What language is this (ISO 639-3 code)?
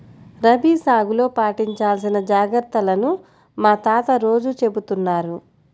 tel